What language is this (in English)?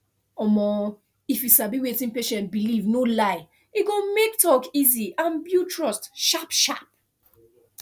Nigerian Pidgin